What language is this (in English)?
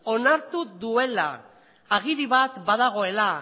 Basque